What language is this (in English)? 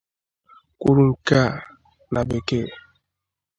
Igbo